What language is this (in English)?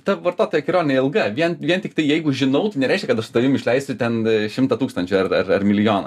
Lithuanian